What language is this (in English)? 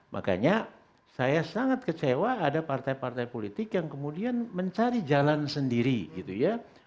Indonesian